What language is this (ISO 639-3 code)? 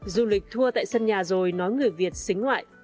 vie